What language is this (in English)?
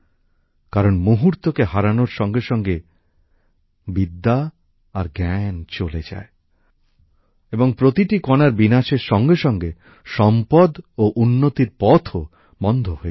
Bangla